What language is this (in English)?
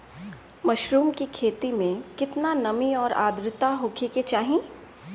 Bhojpuri